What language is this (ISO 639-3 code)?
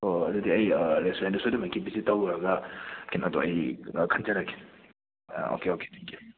mni